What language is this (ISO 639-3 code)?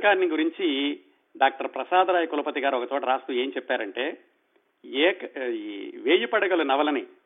tel